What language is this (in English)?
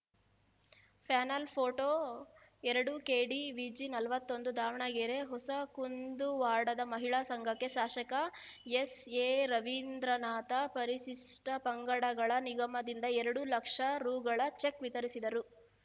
Kannada